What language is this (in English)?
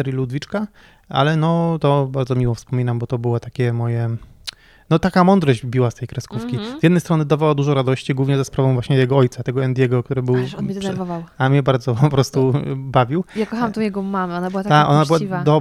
Polish